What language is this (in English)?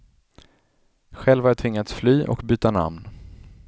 Swedish